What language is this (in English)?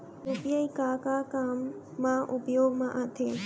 Chhattisgarhi